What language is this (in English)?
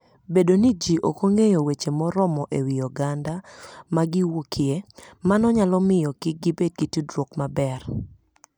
Luo (Kenya and Tanzania)